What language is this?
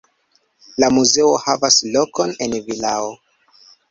Esperanto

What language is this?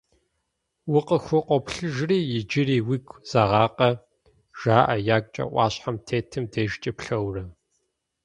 Kabardian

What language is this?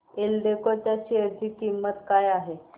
Marathi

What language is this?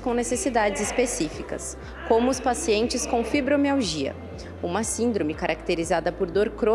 Portuguese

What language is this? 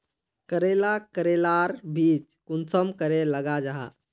Magahi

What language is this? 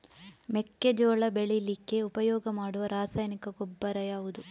Kannada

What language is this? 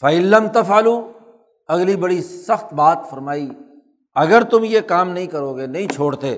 Urdu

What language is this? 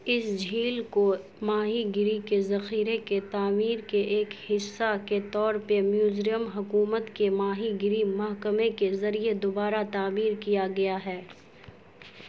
Urdu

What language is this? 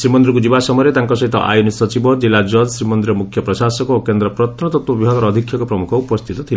Odia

